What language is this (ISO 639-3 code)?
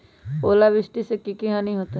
mag